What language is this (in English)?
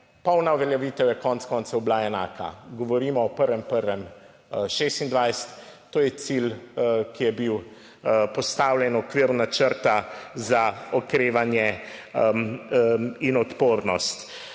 Slovenian